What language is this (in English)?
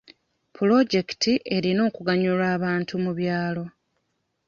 Ganda